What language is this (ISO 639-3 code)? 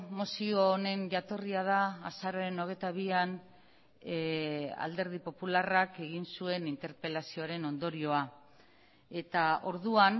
eus